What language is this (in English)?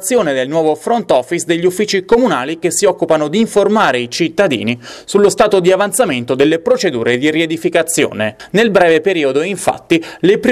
Italian